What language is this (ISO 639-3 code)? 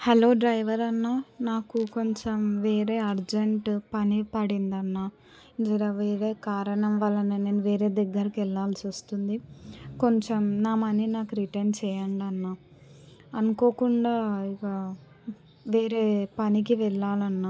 tel